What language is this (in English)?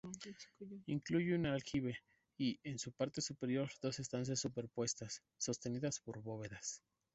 Spanish